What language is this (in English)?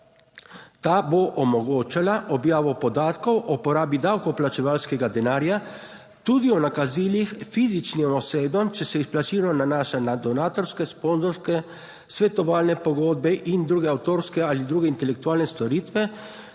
Slovenian